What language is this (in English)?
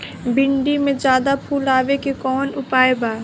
Bhojpuri